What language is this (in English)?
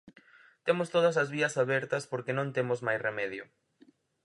Galician